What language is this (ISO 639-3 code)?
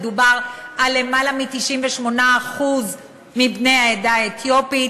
heb